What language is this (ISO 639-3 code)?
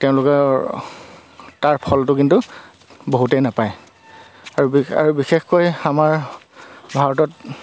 asm